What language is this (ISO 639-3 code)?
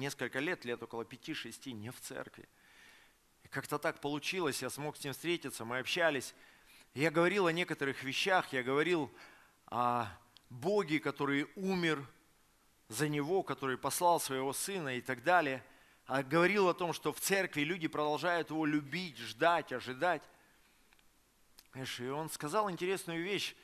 rus